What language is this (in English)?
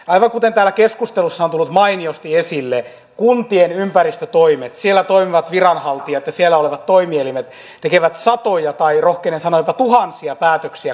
Finnish